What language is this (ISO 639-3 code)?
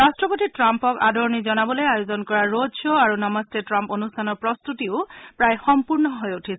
asm